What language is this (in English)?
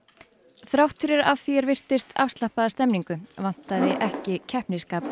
Icelandic